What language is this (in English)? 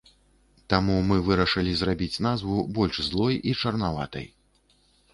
Belarusian